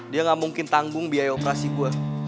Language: Indonesian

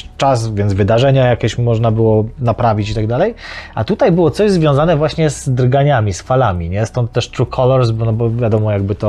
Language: Polish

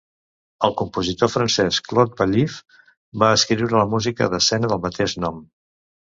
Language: Catalan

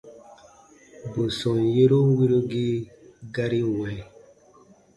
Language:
Baatonum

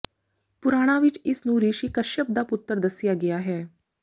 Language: Punjabi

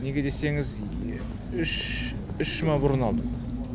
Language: Kazakh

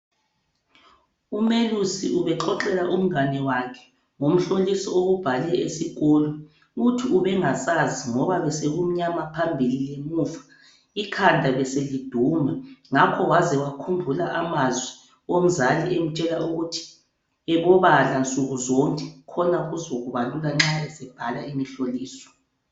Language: North Ndebele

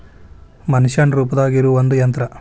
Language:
Kannada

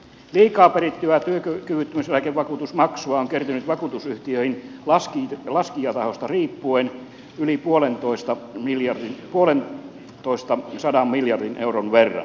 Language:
Finnish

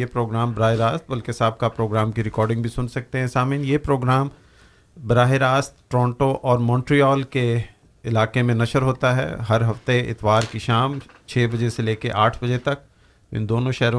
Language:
Urdu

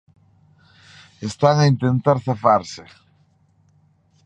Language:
Galician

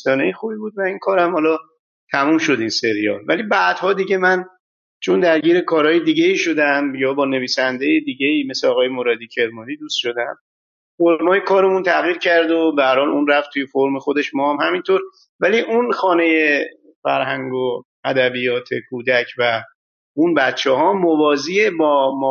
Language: Persian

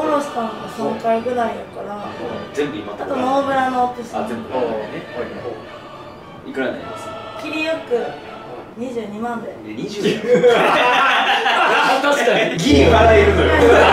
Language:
Japanese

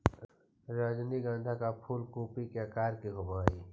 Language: Magahi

